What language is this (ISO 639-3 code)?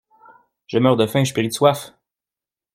fra